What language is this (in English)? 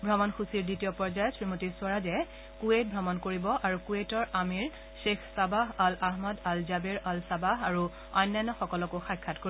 Assamese